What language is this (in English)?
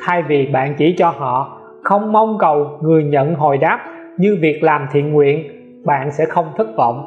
Vietnamese